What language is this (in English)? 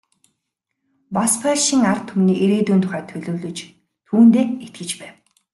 Mongolian